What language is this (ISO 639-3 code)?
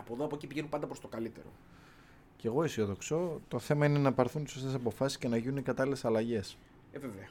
ell